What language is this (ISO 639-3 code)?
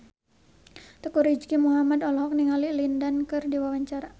sun